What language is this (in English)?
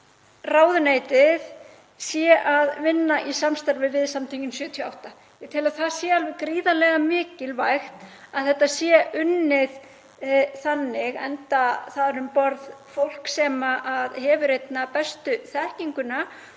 Icelandic